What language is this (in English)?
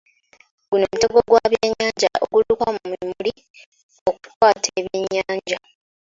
Ganda